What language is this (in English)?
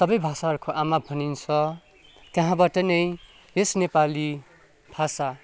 Nepali